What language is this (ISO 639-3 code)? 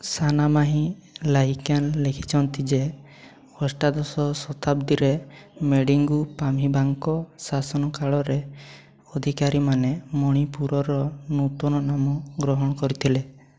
ori